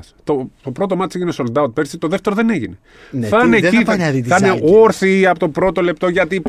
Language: Greek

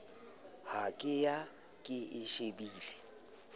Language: Southern Sotho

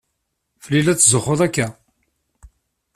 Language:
Kabyle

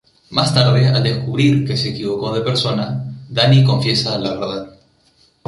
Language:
Spanish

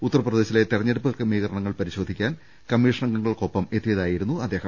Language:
Malayalam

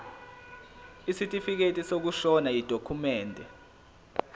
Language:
Zulu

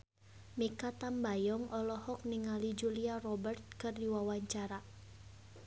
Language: Sundanese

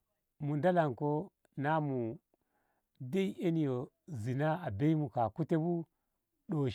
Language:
Ngamo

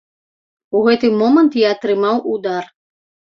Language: Belarusian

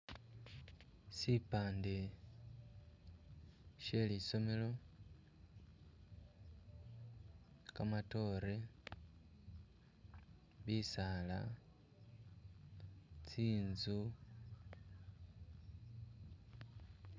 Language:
Masaaba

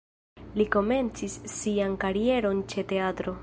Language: Esperanto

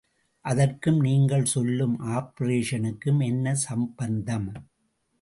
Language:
Tamil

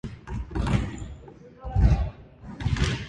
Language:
Japanese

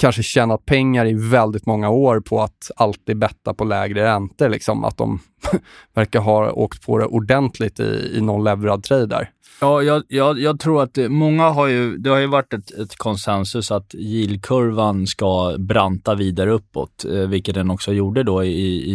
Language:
Swedish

